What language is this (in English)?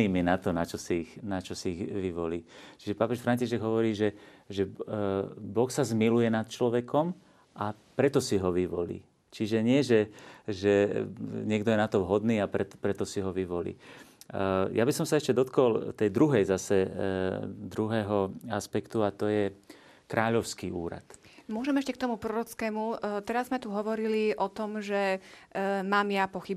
Slovak